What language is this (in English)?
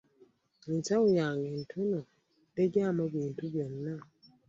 Ganda